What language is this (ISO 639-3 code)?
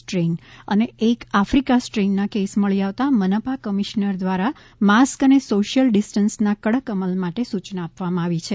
guj